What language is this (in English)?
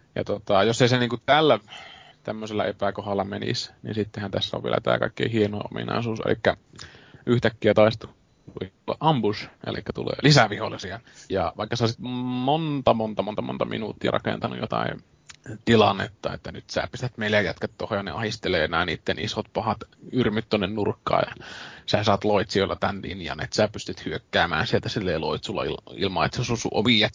Finnish